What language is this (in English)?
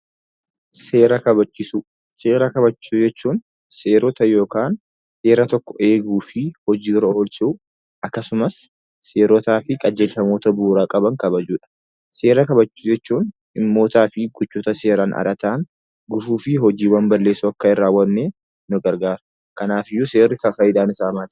Oromo